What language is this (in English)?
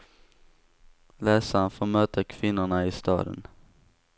Swedish